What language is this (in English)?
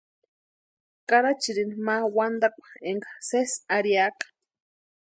Western Highland Purepecha